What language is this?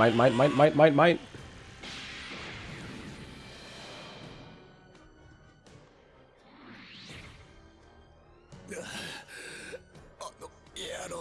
German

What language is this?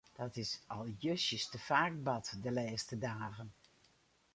Western Frisian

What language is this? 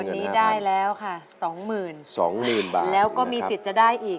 Thai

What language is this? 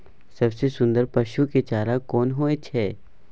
Maithili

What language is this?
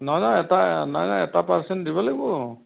Assamese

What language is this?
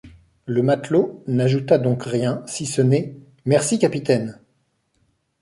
French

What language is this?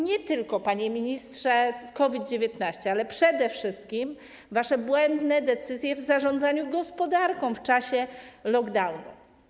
Polish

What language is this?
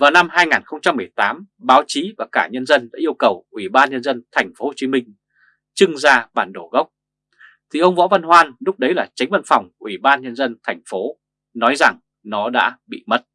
Vietnamese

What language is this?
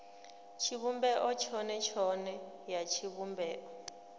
Venda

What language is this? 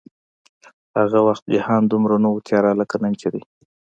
Pashto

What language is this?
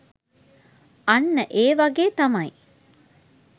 Sinhala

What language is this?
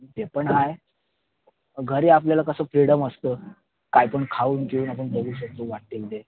Marathi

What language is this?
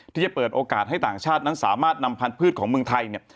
Thai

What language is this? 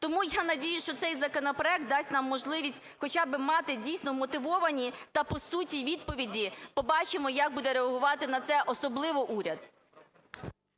Ukrainian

